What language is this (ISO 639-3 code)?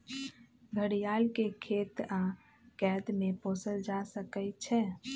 mag